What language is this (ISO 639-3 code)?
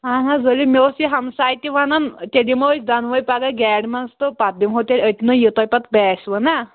kas